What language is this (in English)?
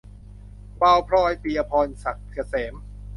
Thai